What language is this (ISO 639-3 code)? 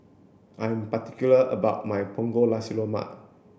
eng